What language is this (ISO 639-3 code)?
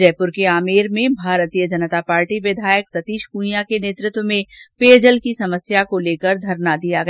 hin